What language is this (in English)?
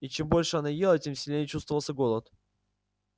Russian